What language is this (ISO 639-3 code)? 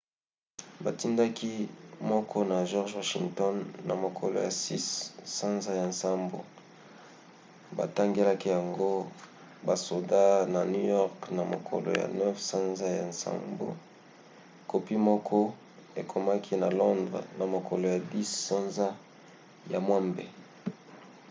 lin